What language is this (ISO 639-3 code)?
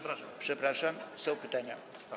pol